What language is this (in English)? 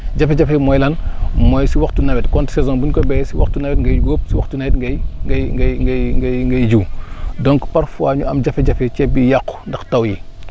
Wolof